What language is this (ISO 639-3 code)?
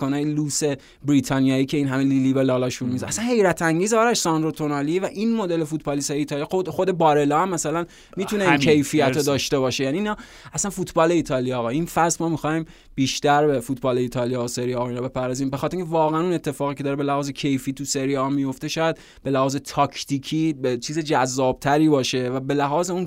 fas